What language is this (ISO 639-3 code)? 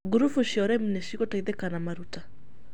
kik